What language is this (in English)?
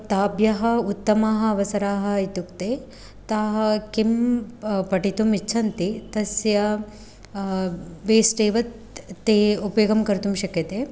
Sanskrit